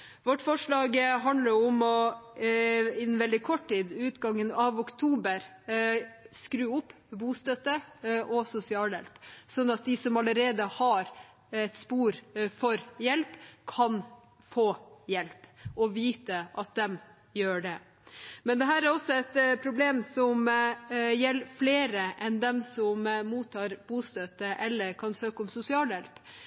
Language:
Norwegian Bokmål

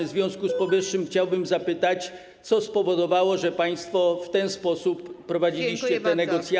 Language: Polish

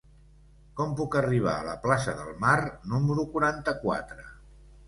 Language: Catalan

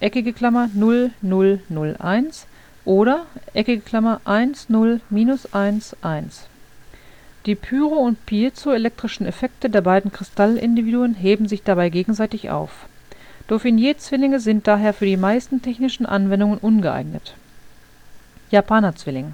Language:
German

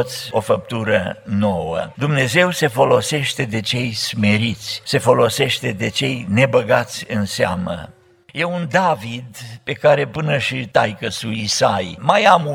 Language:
Romanian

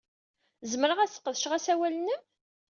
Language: Kabyle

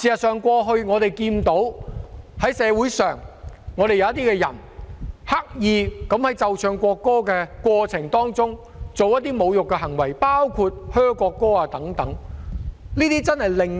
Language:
Cantonese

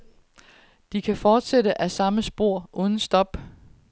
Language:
Danish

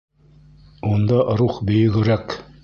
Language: Bashkir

